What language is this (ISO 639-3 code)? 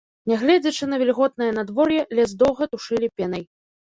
bel